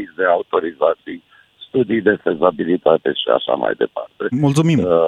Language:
Romanian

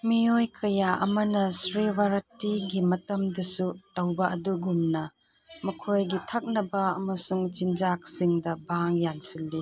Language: Manipuri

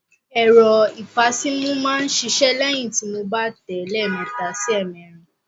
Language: Yoruba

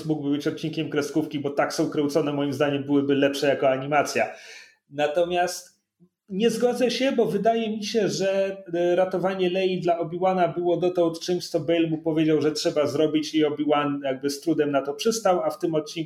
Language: Polish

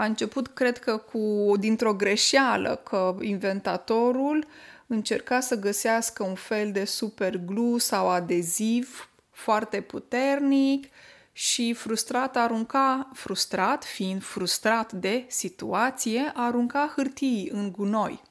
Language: Romanian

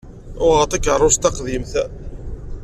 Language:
Kabyle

